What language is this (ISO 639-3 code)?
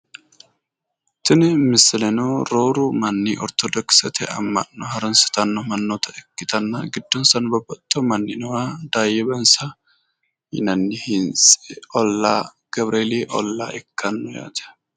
sid